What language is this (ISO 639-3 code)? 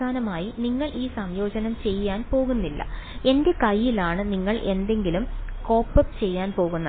mal